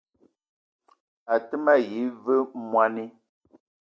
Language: Eton (Cameroon)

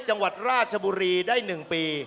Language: Thai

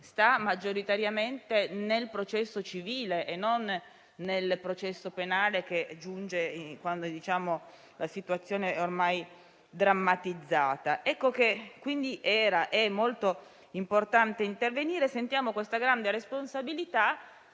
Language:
Italian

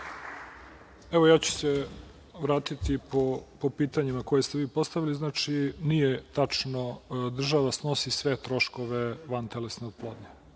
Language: Serbian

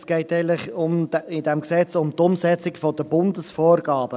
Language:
Swiss German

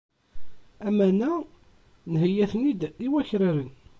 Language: Kabyle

